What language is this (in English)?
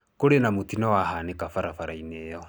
Kikuyu